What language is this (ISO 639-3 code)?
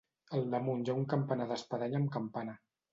cat